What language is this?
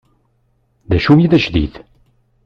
Kabyle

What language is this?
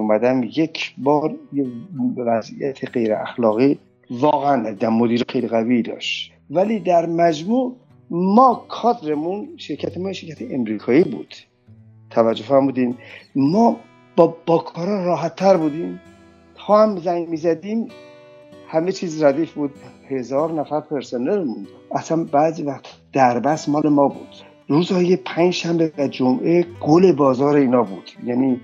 Persian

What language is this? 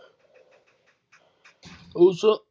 Punjabi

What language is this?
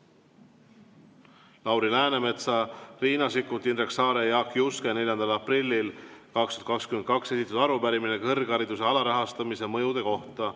Estonian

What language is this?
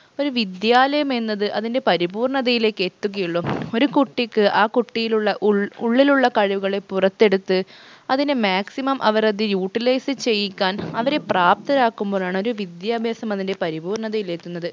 Malayalam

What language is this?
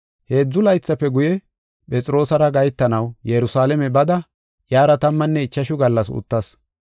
Gofa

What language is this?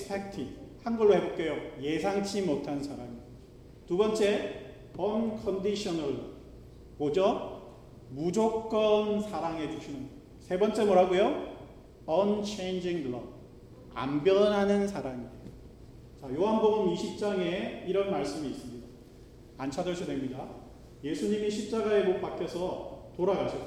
Korean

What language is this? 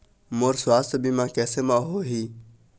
Chhattisgarhi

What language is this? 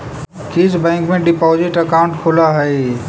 Magahi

